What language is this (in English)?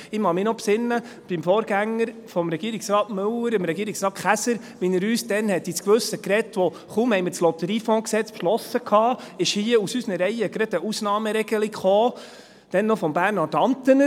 Swiss German